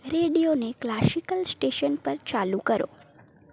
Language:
Gujarati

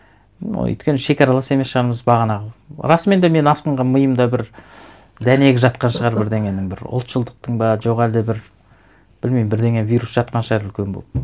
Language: Kazakh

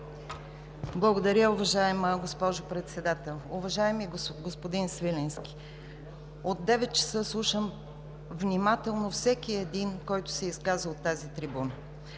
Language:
Bulgarian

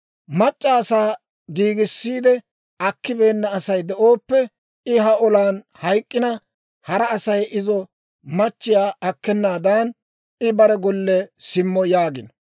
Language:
Dawro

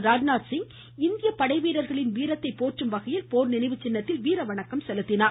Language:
Tamil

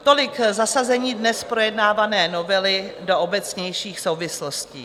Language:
Czech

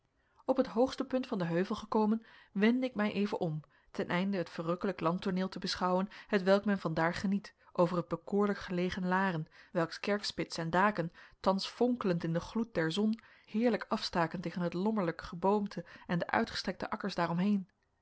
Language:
Dutch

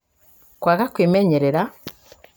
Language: Kikuyu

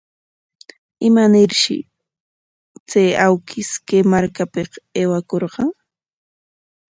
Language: Corongo Ancash Quechua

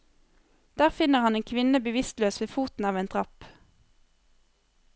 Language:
Norwegian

